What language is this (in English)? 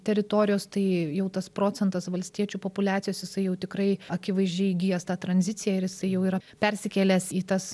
Lithuanian